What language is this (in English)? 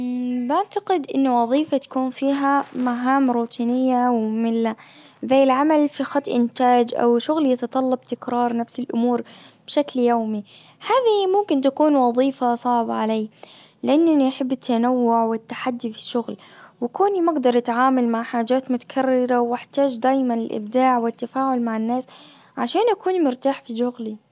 Najdi Arabic